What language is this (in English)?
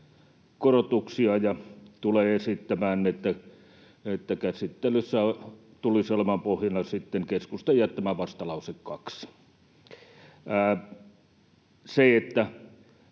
Finnish